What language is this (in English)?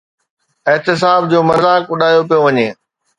Sindhi